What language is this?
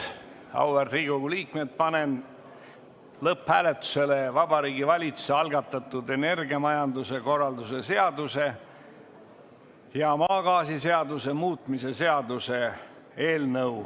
Estonian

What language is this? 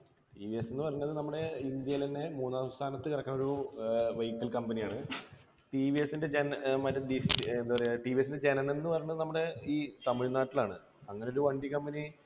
Malayalam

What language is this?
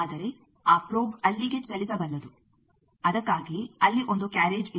Kannada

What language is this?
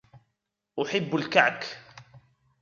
Arabic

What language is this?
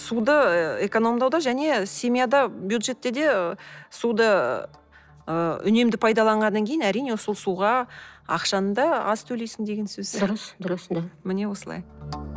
Kazakh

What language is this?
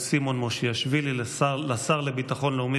Hebrew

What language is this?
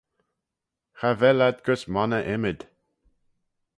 Manx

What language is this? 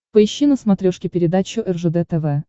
Russian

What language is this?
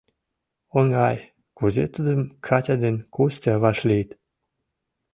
Mari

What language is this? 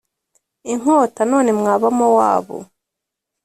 Kinyarwanda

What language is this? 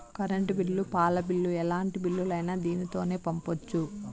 Telugu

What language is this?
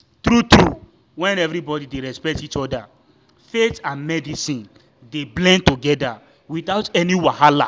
Nigerian Pidgin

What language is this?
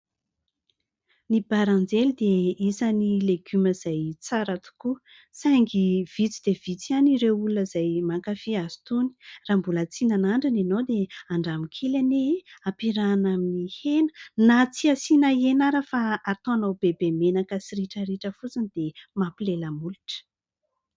Malagasy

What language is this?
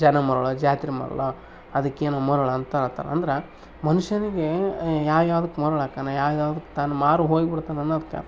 Kannada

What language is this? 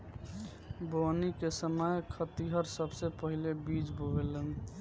Bhojpuri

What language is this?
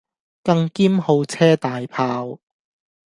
Cantonese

